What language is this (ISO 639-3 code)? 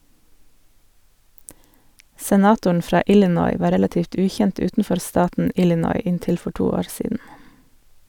nor